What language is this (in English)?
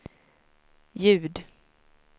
Swedish